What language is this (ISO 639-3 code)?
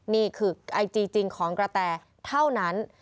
tha